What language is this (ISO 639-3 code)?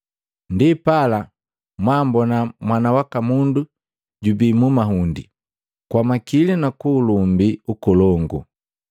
mgv